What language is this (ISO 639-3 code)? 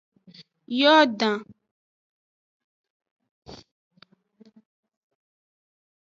ajg